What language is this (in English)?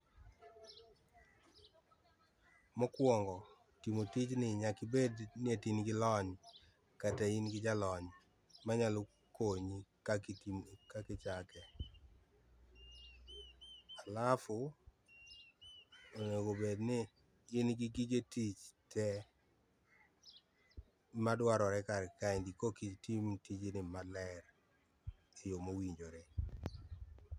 Luo (Kenya and Tanzania)